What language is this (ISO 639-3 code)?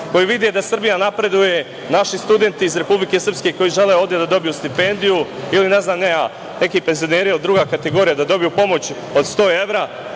srp